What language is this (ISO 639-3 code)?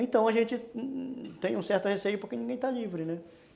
por